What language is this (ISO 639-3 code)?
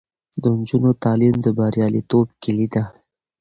pus